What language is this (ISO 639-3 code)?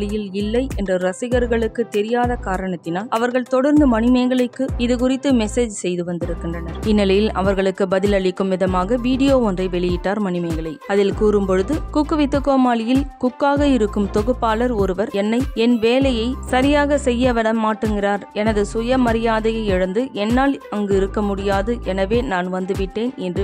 kor